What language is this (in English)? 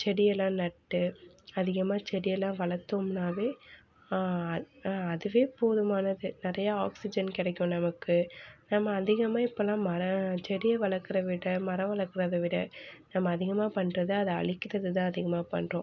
Tamil